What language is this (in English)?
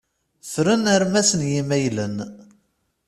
Kabyle